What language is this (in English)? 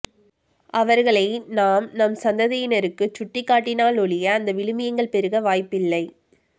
Tamil